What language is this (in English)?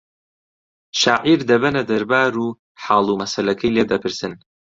Central Kurdish